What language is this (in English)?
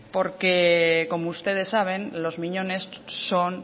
Spanish